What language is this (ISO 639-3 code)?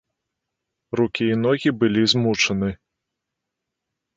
bel